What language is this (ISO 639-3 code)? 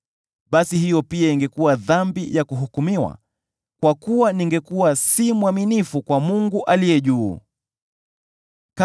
swa